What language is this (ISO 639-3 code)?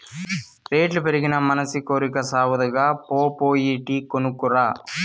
tel